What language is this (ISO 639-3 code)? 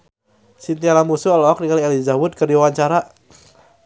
sun